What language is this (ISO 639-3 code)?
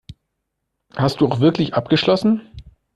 deu